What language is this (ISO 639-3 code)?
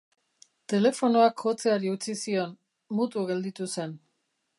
eus